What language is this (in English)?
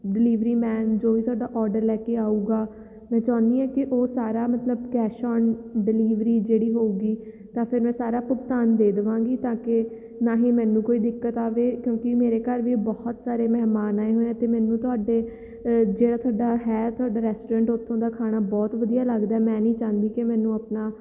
Punjabi